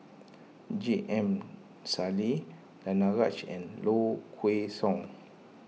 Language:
English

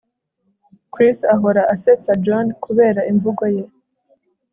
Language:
Kinyarwanda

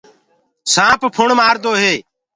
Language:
Gurgula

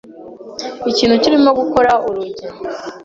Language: Kinyarwanda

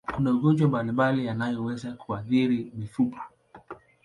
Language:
Swahili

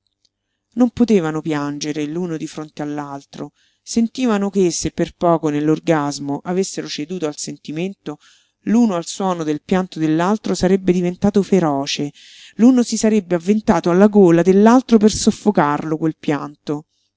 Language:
Italian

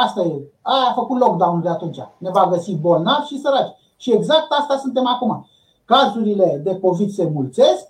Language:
Romanian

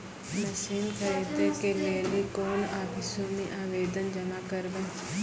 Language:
Maithili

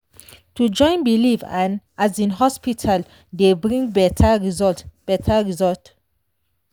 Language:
Nigerian Pidgin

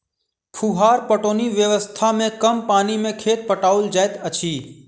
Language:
Maithili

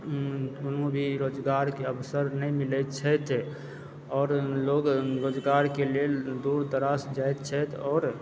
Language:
Maithili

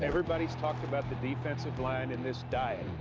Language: English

